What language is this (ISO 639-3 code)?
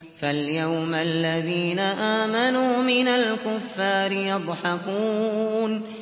ara